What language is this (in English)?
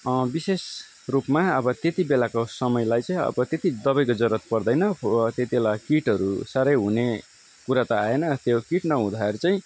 Nepali